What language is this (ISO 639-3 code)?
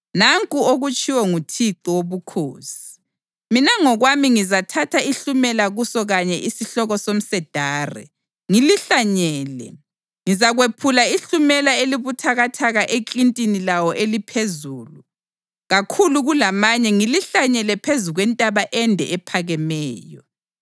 nde